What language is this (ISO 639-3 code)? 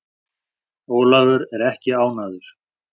isl